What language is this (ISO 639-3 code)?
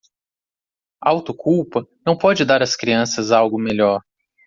por